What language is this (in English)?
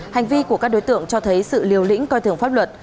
Vietnamese